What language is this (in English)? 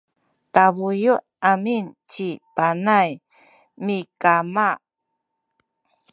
Sakizaya